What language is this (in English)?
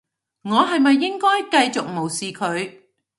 Cantonese